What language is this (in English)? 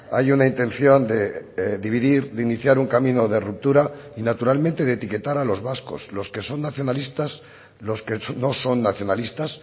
Spanish